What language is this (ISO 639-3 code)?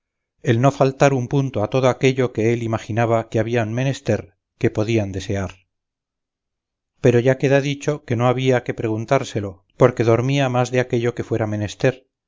spa